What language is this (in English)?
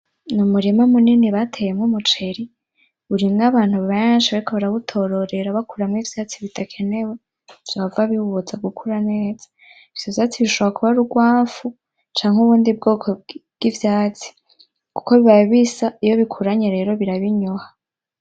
Rundi